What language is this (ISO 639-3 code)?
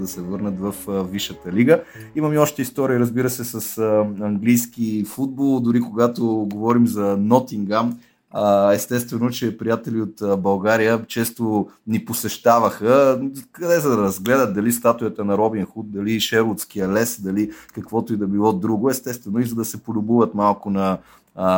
bul